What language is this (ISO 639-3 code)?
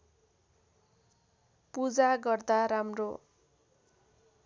nep